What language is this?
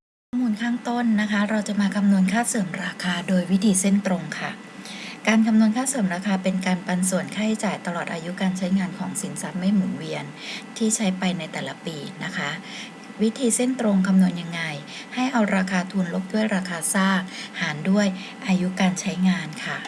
Thai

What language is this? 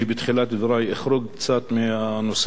Hebrew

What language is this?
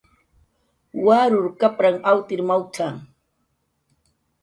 Jaqaru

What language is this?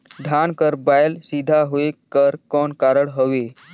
Chhattisgarhi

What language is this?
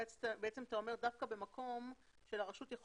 Hebrew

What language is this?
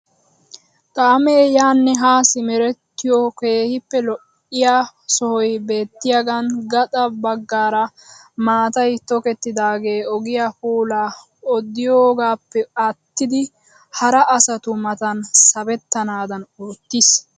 Wolaytta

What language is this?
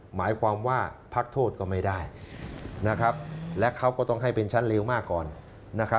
Thai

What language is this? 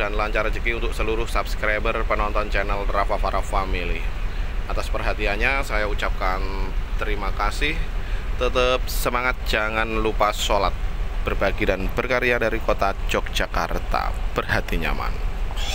Indonesian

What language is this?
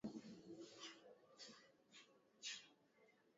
Swahili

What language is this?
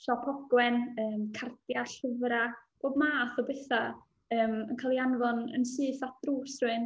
Welsh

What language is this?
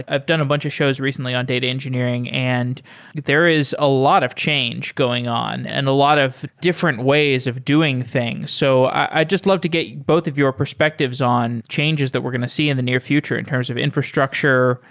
English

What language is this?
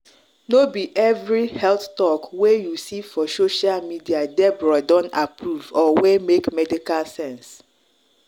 Nigerian Pidgin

